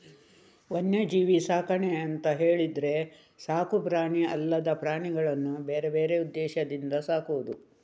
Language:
Kannada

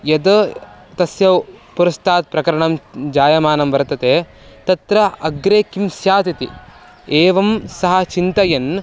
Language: Sanskrit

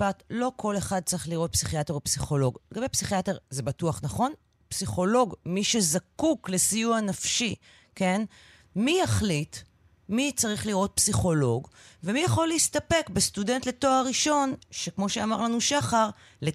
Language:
Hebrew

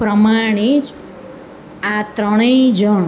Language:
Gujarati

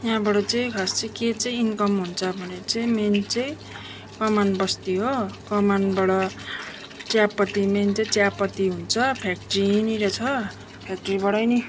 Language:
Nepali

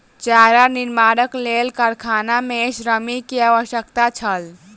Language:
Maithili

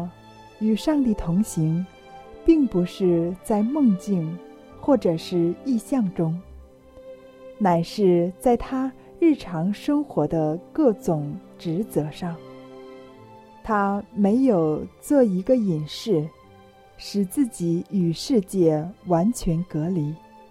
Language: Chinese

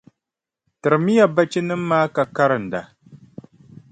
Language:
Dagbani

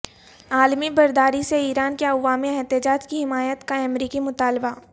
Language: Urdu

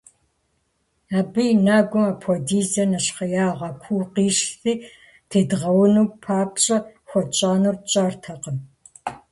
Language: Kabardian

